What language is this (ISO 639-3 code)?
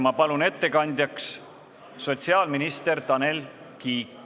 est